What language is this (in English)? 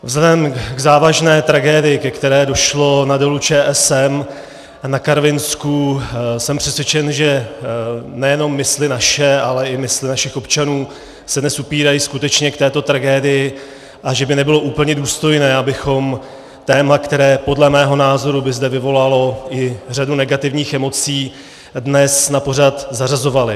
Czech